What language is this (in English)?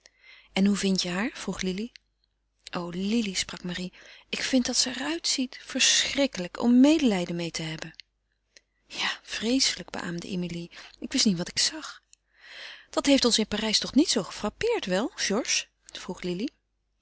Dutch